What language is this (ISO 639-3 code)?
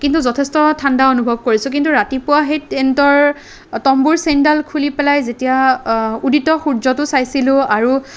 asm